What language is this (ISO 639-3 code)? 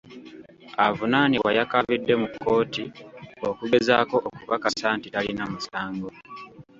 lug